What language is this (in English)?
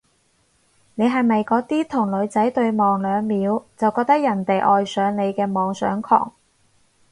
Cantonese